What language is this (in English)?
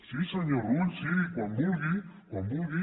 Catalan